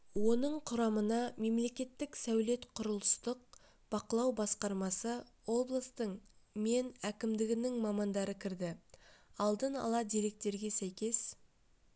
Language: Kazakh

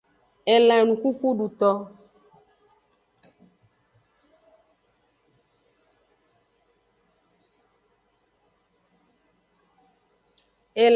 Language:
Aja (Benin)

